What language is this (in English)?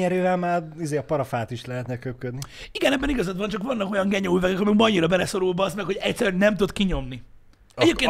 Hungarian